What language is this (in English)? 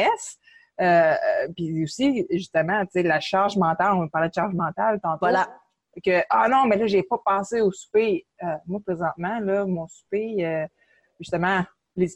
French